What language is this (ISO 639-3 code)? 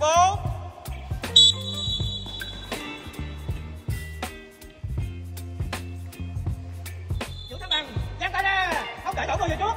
vie